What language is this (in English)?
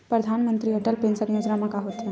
Chhattisgarhi